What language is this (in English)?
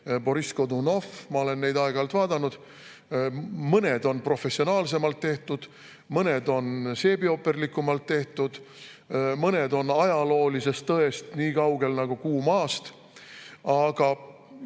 Estonian